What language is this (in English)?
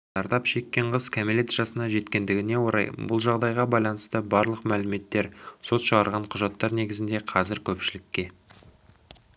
Kazakh